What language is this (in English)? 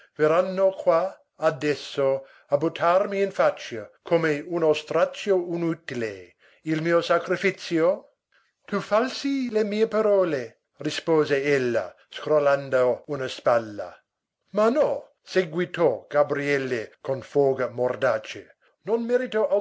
Italian